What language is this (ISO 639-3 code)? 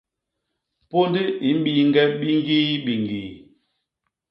bas